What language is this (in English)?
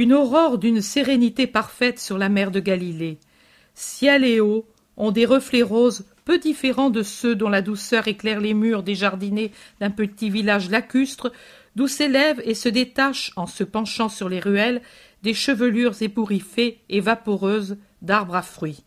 French